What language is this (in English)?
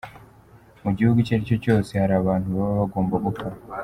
Kinyarwanda